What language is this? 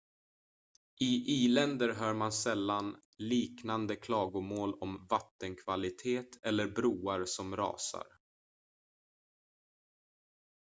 Swedish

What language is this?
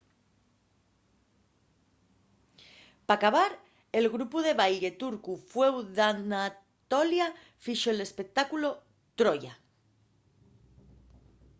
Asturian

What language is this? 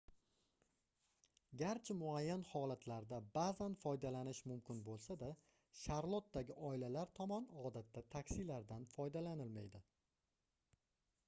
Uzbek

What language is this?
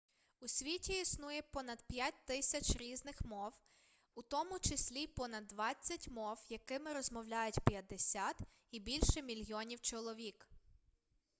Ukrainian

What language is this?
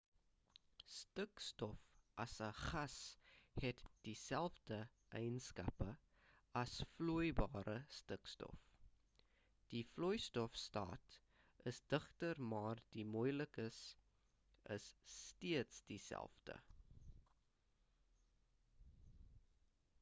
Afrikaans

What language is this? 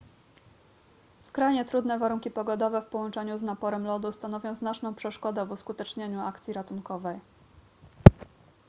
Polish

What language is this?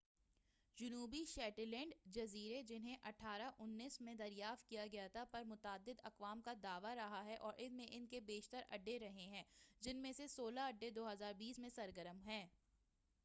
Urdu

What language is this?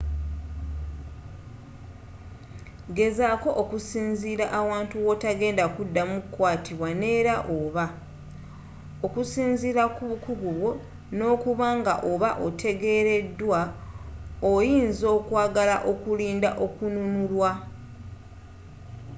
Ganda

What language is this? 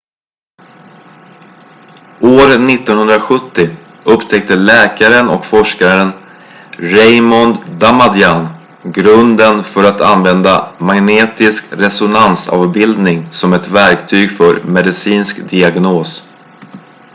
Swedish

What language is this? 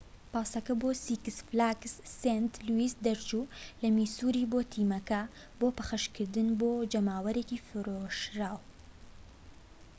Central Kurdish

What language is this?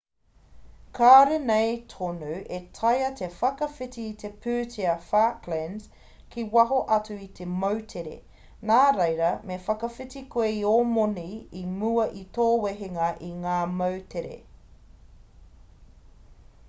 Māori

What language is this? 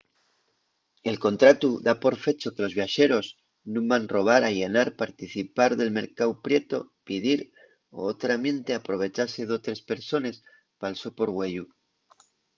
Asturian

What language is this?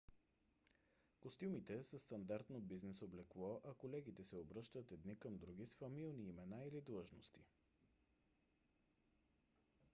Bulgarian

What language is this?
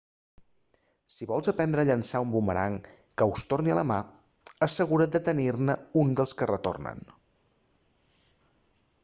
Catalan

